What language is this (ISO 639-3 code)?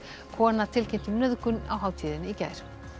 isl